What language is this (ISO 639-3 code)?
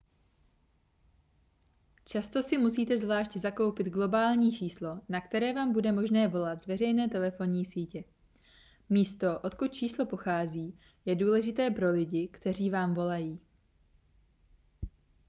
ces